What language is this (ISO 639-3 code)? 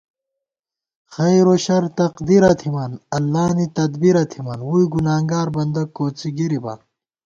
gwt